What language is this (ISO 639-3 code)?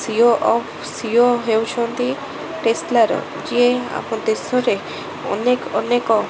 ori